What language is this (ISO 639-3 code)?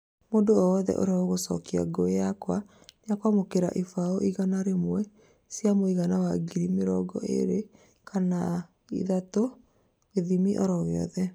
kik